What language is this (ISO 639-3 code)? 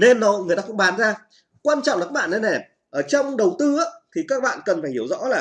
vie